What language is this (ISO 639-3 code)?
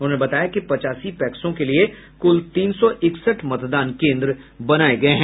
hin